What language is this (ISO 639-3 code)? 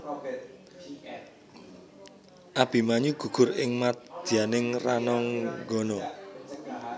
jav